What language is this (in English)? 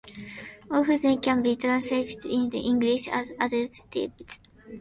English